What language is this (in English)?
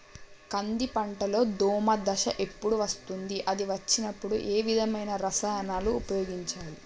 Telugu